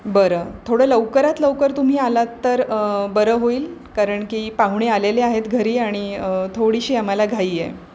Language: Marathi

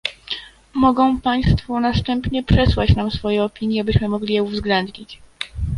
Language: Polish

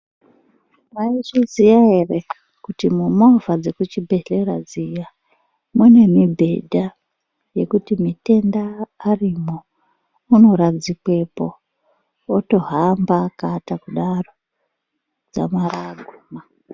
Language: Ndau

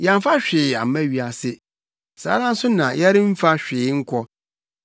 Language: Akan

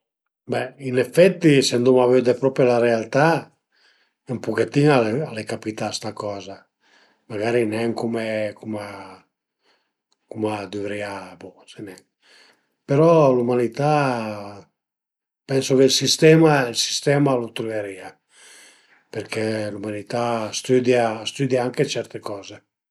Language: Piedmontese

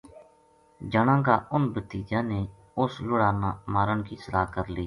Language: Gujari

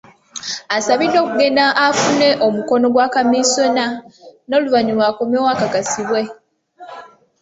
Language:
Ganda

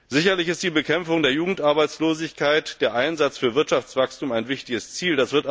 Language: German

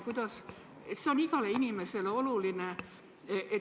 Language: Estonian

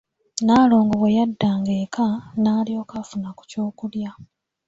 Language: Ganda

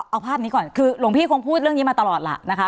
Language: Thai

